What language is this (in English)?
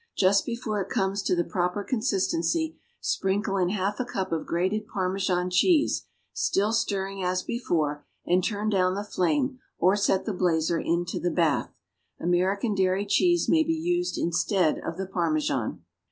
English